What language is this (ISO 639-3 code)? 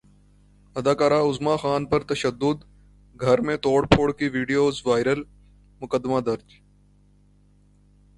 urd